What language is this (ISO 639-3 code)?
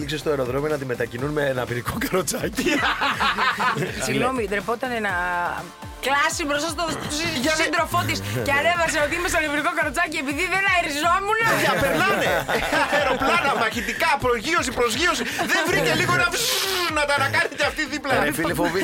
ell